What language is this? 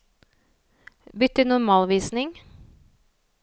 Norwegian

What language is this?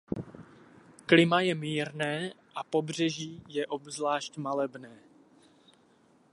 Czech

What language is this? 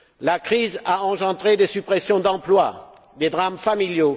French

